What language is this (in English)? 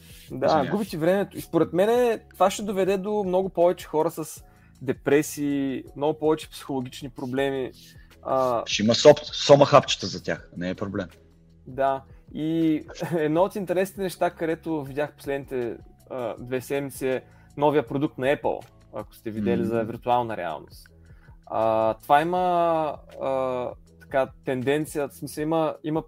Bulgarian